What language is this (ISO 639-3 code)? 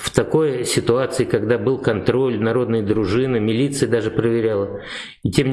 rus